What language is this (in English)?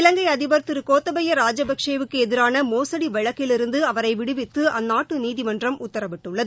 Tamil